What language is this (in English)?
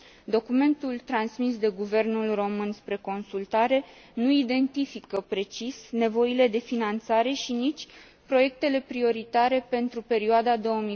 Romanian